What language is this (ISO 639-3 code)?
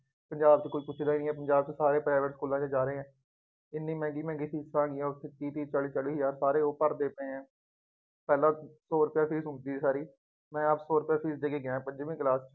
pan